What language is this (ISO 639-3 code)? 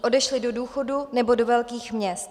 ces